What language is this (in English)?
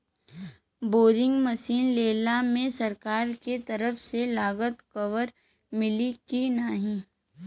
Bhojpuri